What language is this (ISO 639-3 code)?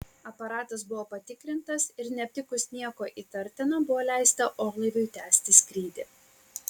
lit